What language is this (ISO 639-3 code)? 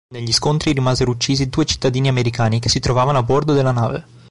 ita